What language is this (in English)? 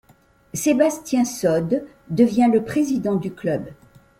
French